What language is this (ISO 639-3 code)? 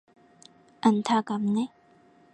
kor